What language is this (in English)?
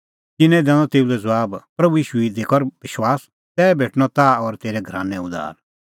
Kullu Pahari